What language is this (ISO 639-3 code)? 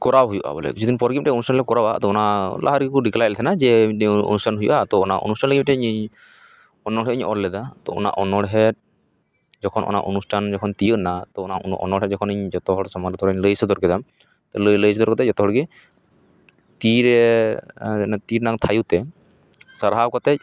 sat